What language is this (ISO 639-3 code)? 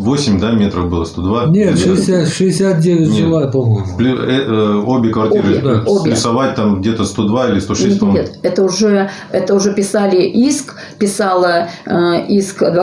rus